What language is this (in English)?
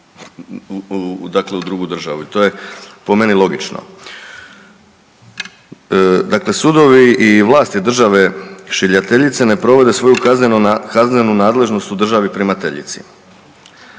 Croatian